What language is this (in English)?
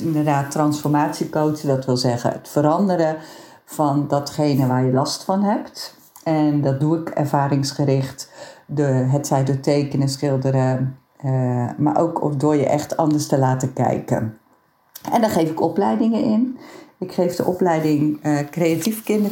Dutch